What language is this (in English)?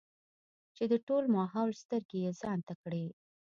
Pashto